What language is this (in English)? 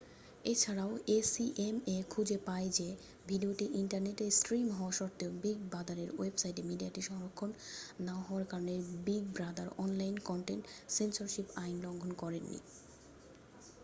Bangla